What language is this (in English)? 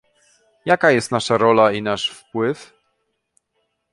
Polish